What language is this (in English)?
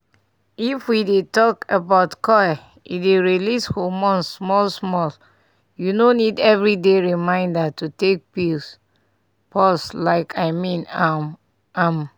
Nigerian Pidgin